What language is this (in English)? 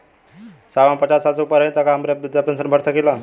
Bhojpuri